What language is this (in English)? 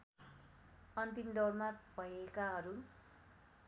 Nepali